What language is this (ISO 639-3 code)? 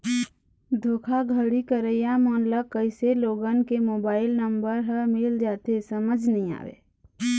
hne